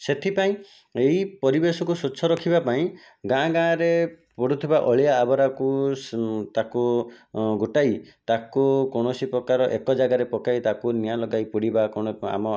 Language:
Odia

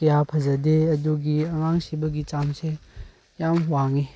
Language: Manipuri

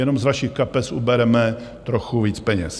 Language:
Czech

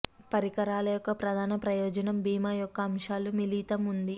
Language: Telugu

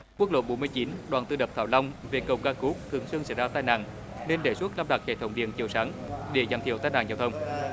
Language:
Vietnamese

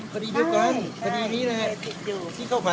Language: Thai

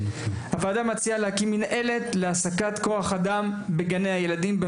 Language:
Hebrew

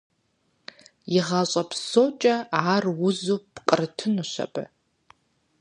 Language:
Kabardian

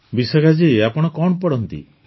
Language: Odia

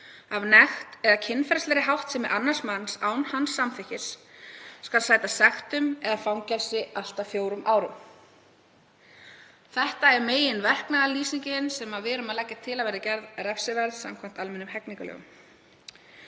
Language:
Icelandic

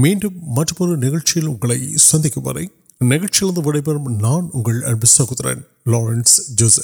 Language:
Urdu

